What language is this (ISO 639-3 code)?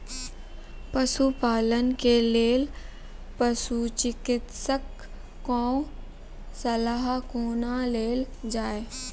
mai